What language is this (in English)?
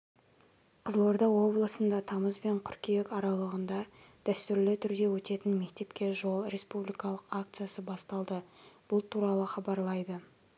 Kazakh